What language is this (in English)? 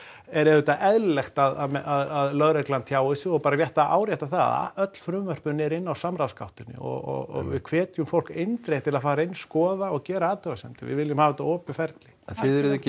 Icelandic